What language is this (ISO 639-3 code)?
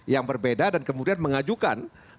ind